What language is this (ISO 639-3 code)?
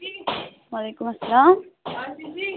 kas